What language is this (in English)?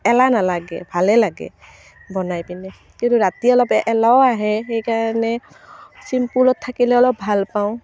Assamese